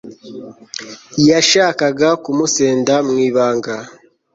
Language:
Kinyarwanda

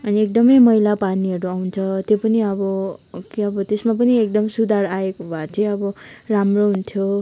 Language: Nepali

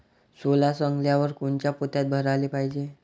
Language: Marathi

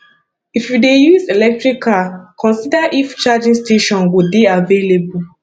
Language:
Nigerian Pidgin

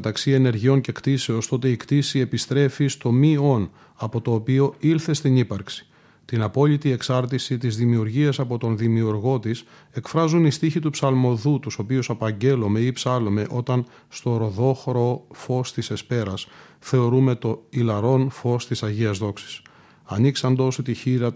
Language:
Greek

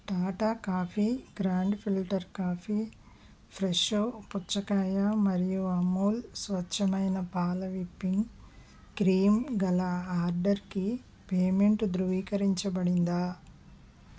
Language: Telugu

